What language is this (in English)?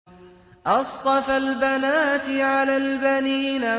Arabic